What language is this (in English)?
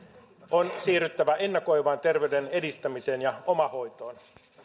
Finnish